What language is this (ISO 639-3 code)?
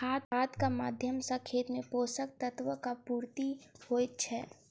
mai